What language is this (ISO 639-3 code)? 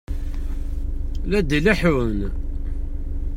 kab